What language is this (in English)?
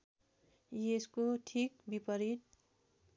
Nepali